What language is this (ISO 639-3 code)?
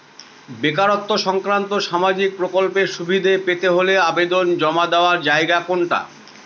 ben